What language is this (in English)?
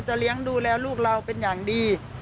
Thai